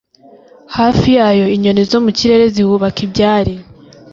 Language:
Kinyarwanda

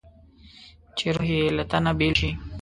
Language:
Pashto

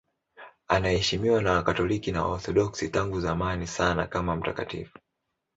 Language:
Swahili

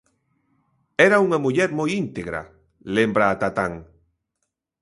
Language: Galician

